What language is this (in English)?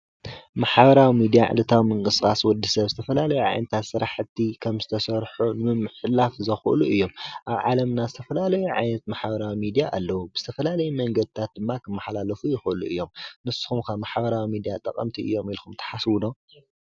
Tigrinya